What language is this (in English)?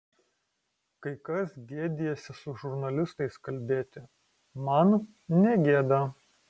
Lithuanian